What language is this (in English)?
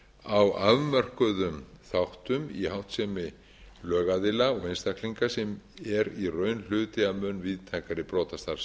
Icelandic